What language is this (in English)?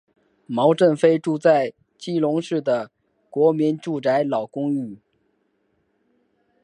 Chinese